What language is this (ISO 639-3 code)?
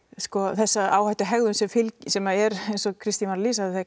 isl